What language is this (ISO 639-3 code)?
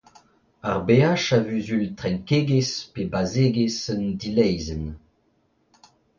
bre